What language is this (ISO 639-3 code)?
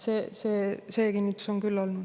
est